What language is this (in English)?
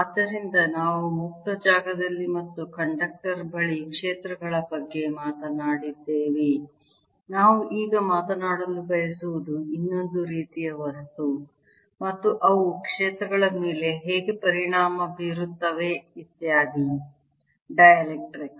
Kannada